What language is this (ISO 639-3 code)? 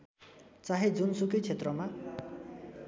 nep